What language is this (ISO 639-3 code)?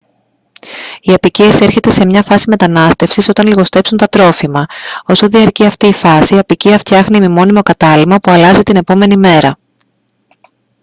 ell